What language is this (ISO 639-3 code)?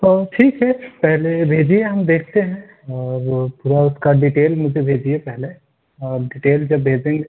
urd